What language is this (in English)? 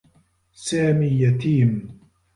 Arabic